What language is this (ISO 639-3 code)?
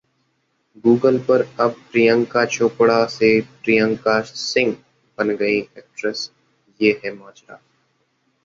hin